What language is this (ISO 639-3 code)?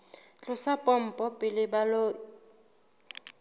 sot